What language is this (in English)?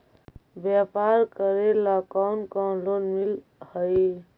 Magahi